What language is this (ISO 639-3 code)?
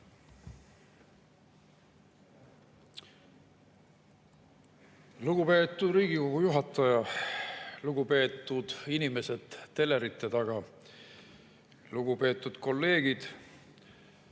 est